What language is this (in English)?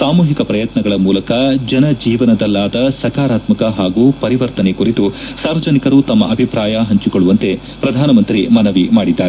Kannada